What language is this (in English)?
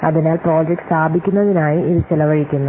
Malayalam